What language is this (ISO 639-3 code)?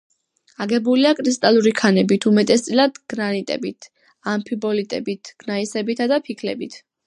kat